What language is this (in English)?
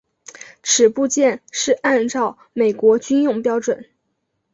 Chinese